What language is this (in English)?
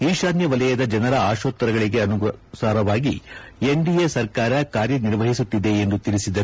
Kannada